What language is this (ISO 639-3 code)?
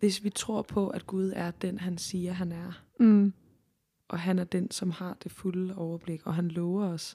dan